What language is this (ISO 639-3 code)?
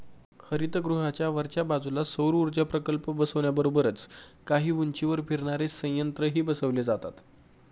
mar